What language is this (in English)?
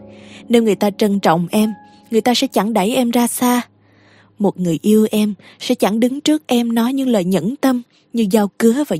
Vietnamese